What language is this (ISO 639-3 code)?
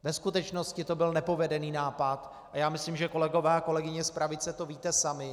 ces